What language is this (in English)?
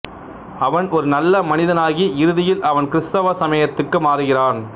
Tamil